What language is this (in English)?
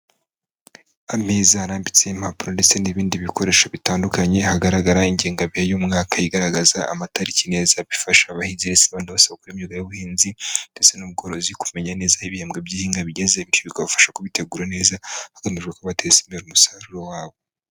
Kinyarwanda